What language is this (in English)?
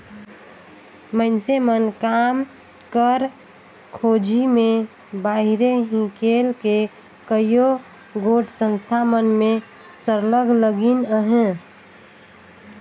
Chhattisgarhi